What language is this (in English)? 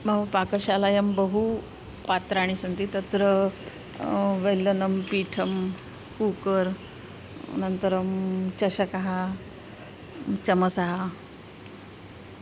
Sanskrit